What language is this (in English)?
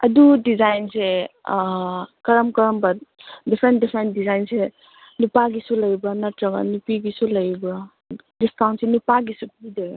Manipuri